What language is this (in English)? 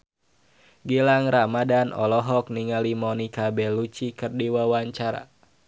Sundanese